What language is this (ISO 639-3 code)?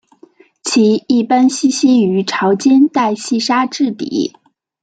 zho